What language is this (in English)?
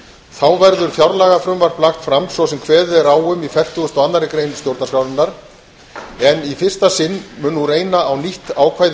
Icelandic